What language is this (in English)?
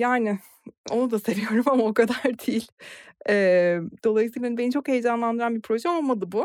Turkish